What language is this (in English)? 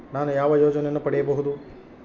Kannada